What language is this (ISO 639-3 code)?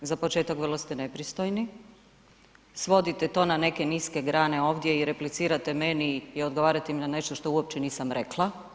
hrv